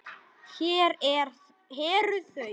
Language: Icelandic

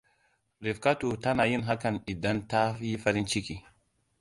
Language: Hausa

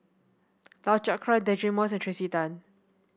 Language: English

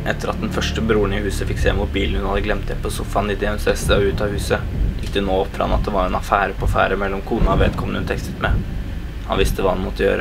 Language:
Dutch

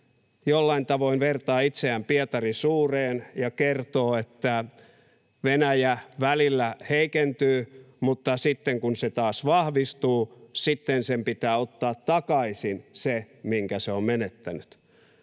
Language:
Finnish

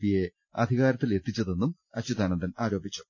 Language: Malayalam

